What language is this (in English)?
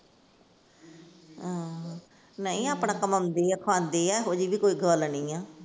Punjabi